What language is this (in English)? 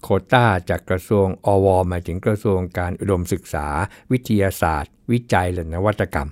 Thai